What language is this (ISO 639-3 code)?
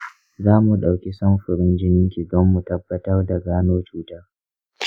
hau